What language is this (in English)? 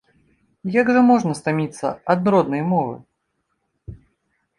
Belarusian